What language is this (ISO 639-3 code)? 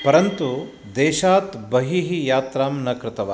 san